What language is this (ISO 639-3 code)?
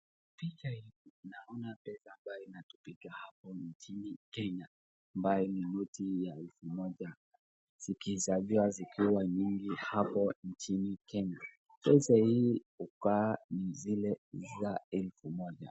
swa